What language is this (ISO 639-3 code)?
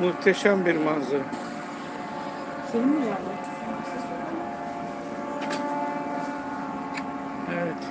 tur